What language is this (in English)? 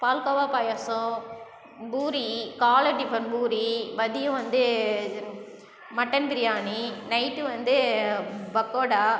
Tamil